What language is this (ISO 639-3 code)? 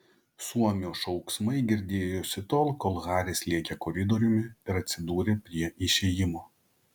lit